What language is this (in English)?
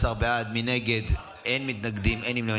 Hebrew